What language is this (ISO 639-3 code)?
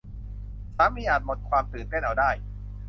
tha